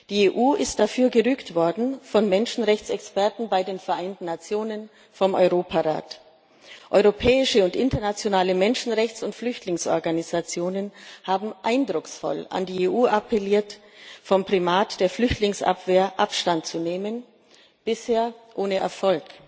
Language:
German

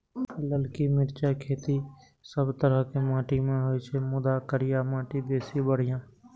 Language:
Maithili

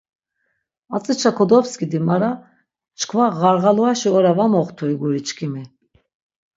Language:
Laz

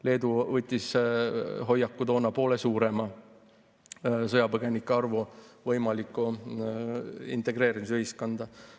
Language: Estonian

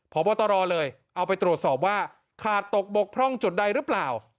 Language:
Thai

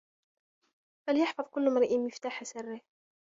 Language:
Arabic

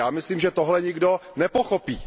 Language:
Czech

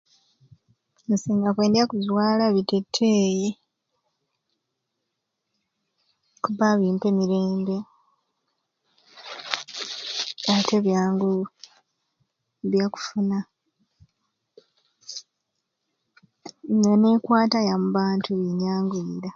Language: Ruuli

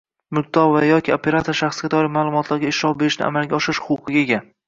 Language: Uzbek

